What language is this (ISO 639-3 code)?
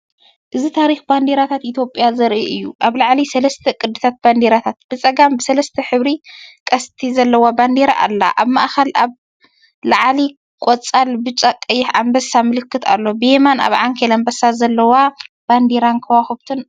tir